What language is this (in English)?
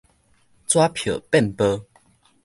Min Nan Chinese